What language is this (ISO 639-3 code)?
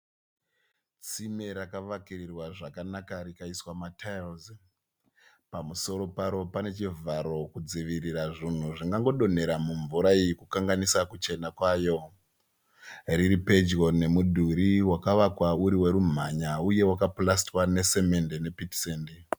sna